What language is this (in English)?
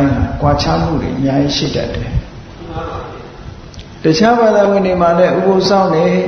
Vietnamese